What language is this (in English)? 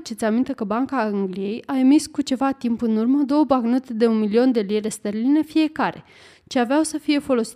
Romanian